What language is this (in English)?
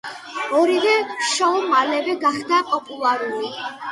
Georgian